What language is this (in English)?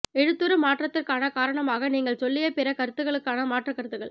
Tamil